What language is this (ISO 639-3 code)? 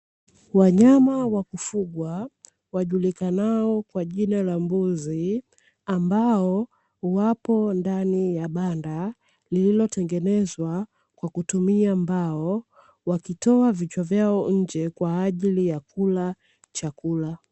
swa